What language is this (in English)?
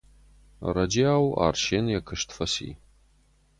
Ossetic